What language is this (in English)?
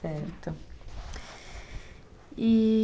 Portuguese